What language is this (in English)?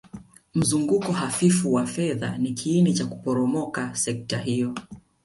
Swahili